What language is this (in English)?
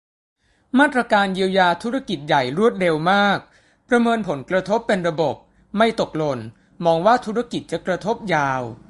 Thai